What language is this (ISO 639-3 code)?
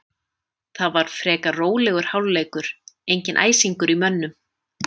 isl